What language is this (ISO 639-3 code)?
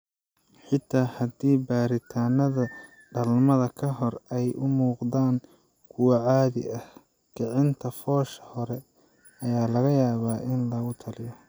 som